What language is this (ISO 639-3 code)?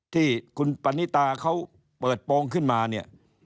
tha